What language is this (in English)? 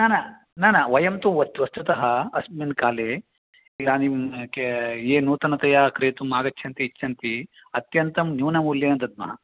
Sanskrit